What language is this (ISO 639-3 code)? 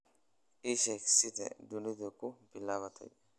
som